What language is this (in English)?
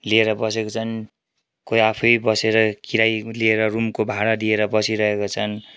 Nepali